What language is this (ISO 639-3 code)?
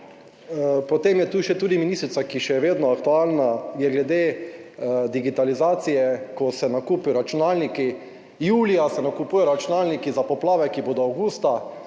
slv